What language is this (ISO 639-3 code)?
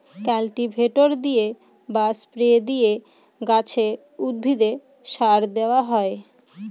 ben